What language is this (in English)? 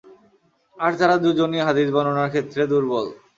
Bangla